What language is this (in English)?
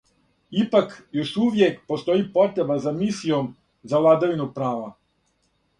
Serbian